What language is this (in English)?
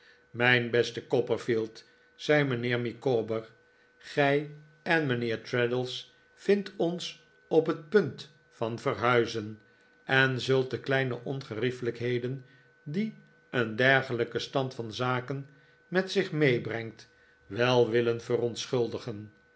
Dutch